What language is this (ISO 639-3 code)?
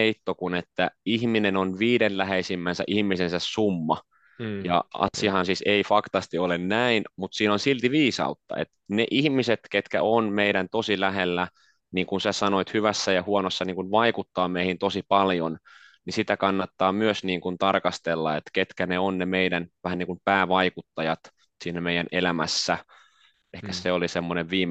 fin